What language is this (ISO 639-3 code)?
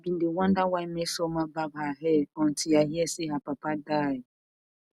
pcm